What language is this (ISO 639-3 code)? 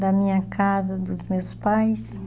por